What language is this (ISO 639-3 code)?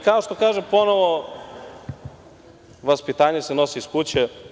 srp